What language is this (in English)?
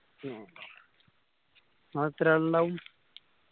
Malayalam